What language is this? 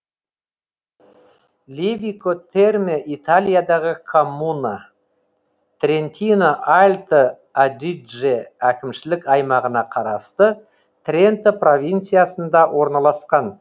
Kazakh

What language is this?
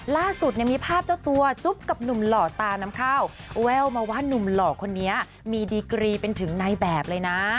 Thai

